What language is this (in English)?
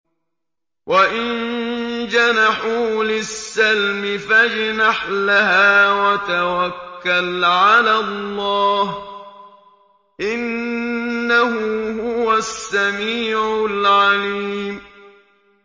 Arabic